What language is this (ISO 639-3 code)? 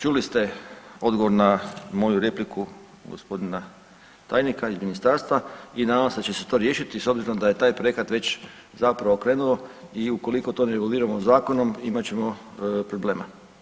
hrv